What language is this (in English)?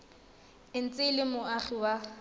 Tswana